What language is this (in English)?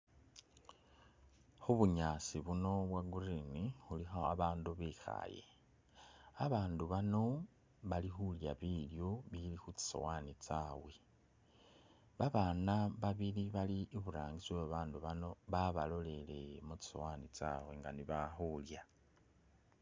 Masaaba